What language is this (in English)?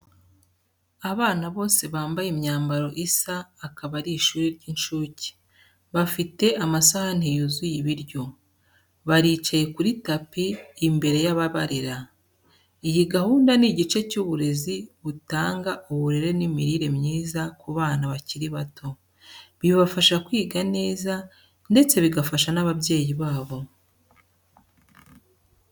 Kinyarwanda